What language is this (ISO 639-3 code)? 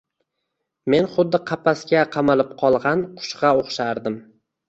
uzb